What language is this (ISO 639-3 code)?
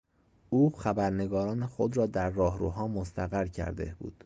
fas